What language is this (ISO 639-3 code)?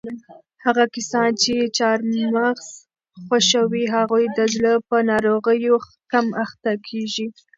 pus